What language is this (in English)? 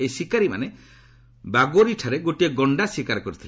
Odia